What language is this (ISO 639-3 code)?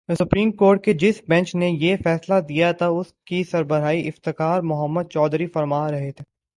urd